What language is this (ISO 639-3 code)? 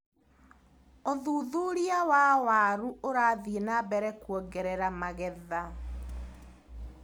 kik